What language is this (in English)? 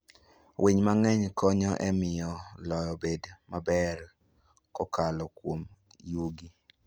Luo (Kenya and Tanzania)